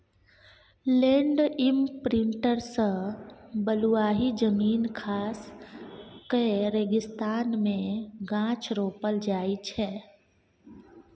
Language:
Maithili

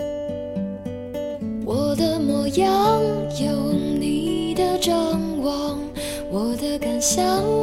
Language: Chinese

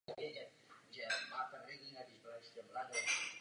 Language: Czech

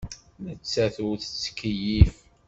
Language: Kabyle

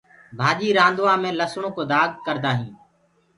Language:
Gurgula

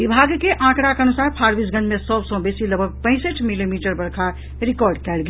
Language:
Maithili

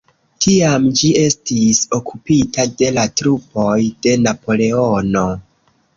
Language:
Esperanto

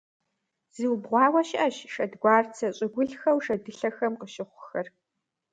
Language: Kabardian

